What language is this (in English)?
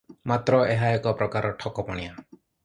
Odia